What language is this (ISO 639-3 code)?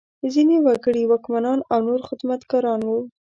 pus